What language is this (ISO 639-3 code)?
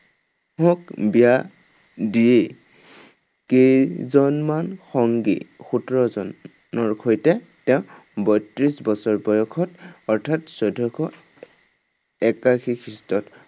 asm